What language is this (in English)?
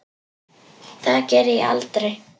Icelandic